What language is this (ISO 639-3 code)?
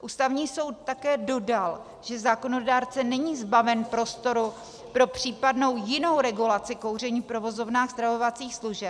ces